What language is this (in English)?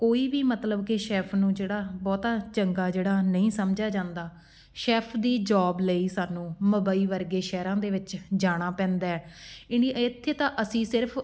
Punjabi